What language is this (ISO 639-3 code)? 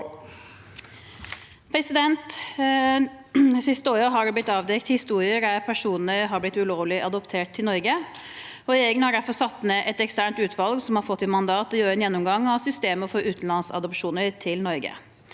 nor